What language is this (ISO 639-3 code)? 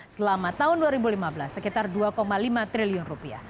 ind